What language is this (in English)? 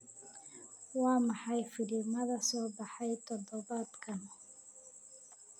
Somali